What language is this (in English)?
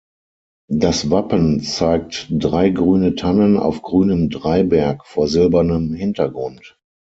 German